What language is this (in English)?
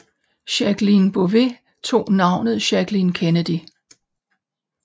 Danish